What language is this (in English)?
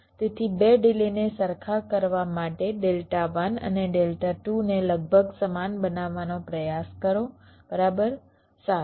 Gujarati